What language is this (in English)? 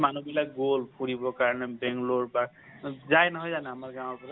Assamese